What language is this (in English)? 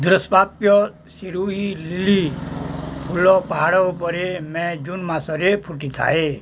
Odia